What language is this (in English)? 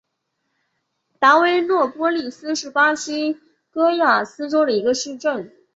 Chinese